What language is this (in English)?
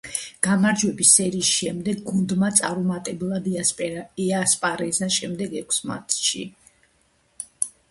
Georgian